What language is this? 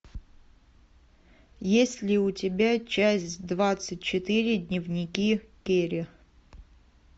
Russian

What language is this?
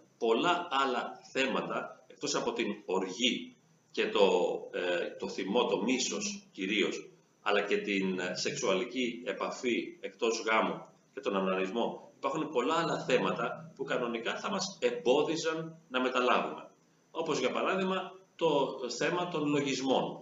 Greek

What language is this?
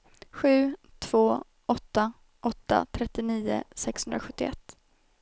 Swedish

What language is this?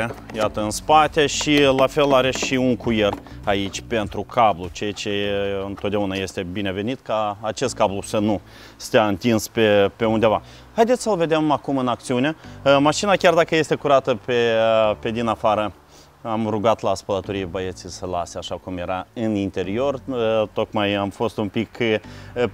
Romanian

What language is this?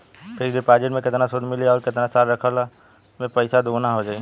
Bhojpuri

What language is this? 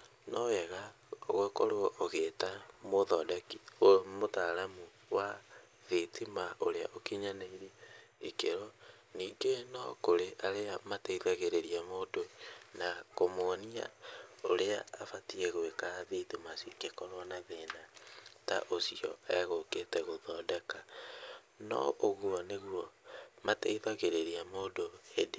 Kikuyu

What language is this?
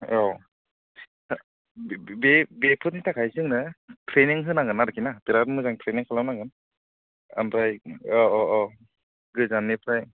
Bodo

